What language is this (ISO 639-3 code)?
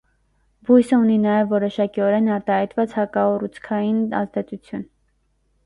hye